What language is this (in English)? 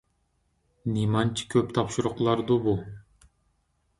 Uyghur